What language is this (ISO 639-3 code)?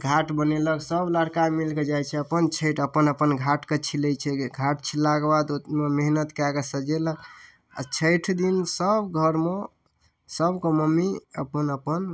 mai